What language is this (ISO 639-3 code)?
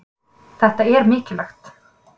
isl